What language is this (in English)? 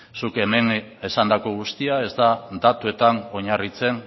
Basque